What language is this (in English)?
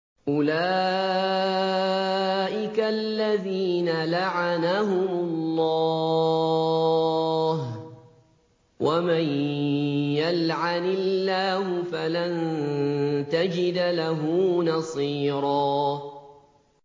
Arabic